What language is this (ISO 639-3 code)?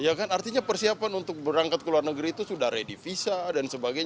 ind